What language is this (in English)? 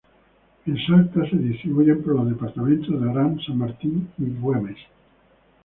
Spanish